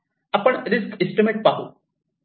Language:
Marathi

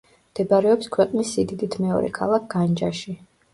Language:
Georgian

